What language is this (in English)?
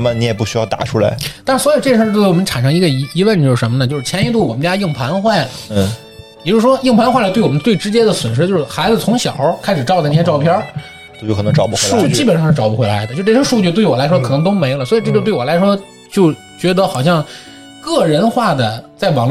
Chinese